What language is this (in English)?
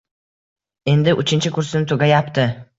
Uzbek